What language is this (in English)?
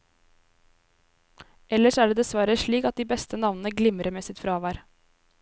Norwegian